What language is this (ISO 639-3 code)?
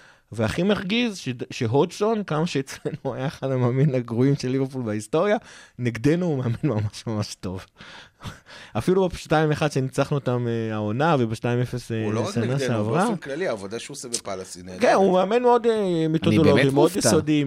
heb